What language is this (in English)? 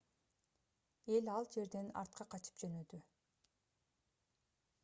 Kyrgyz